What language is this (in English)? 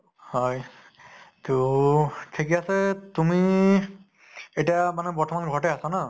Assamese